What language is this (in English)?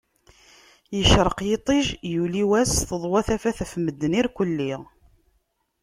Kabyle